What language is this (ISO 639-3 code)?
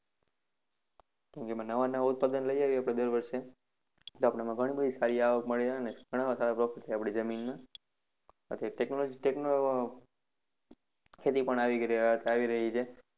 guj